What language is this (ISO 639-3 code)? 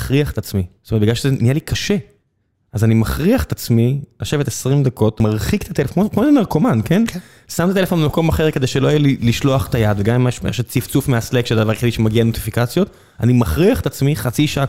heb